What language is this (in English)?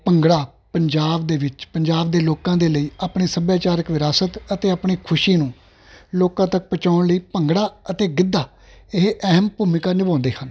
Punjabi